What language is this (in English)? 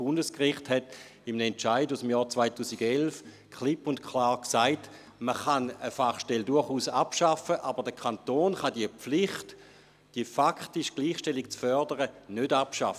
Swiss German